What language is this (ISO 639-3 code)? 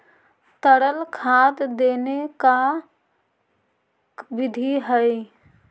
mag